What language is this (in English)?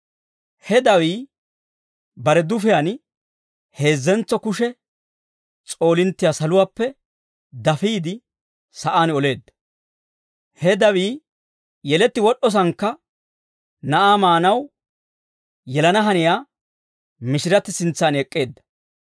Dawro